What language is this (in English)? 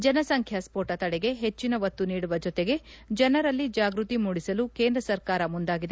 Kannada